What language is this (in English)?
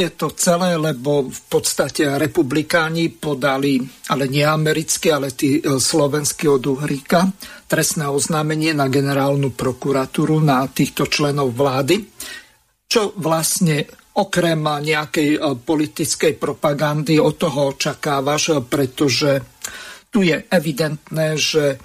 Slovak